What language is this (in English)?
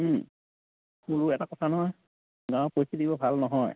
Assamese